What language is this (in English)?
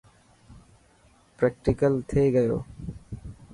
Dhatki